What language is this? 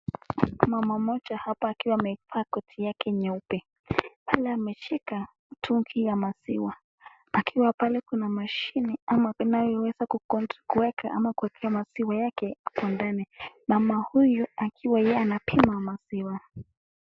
Swahili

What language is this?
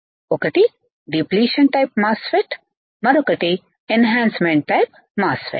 Telugu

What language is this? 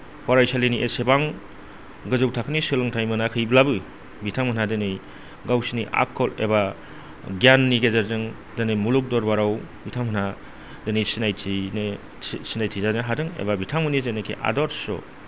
Bodo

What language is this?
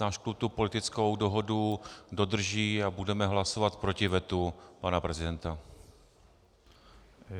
Czech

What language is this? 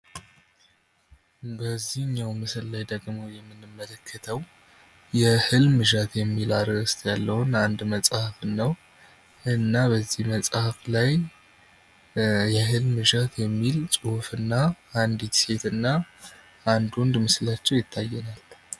Amharic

